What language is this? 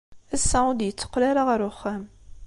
Kabyle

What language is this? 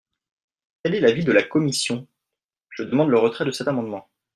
French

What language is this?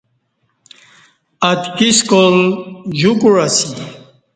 Kati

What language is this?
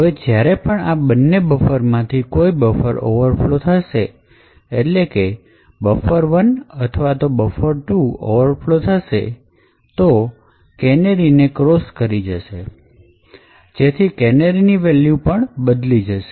Gujarati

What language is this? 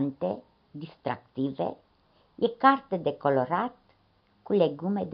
Romanian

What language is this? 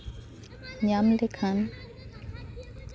Santali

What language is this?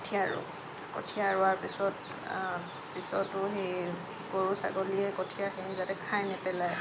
Assamese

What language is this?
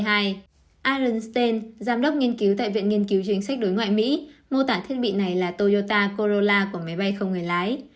Vietnamese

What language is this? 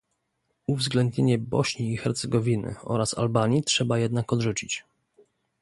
Polish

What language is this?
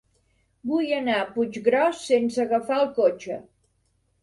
Catalan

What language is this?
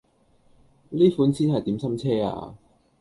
Cantonese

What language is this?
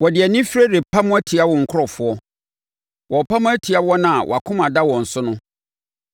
Akan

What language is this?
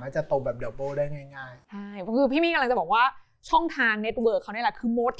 Thai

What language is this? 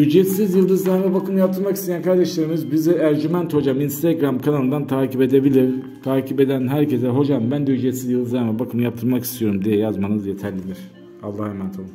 Turkish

